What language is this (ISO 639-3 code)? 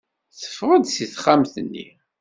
kab